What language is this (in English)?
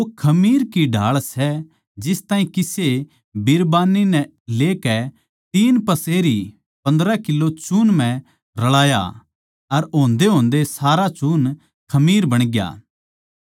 Haryanvi